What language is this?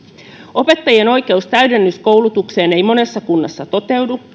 Finnish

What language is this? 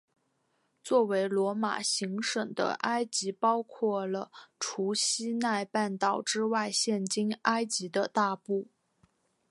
Chinese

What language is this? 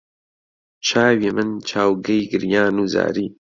Central Kurdish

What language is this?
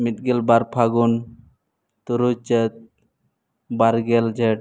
Santali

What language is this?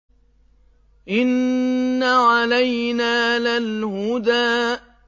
Arabic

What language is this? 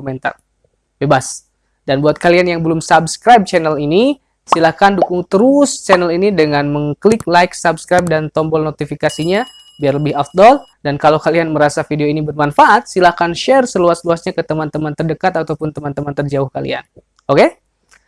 Indonesian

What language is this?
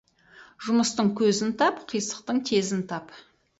Kazakh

